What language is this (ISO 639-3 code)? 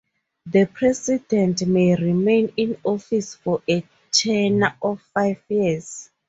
eng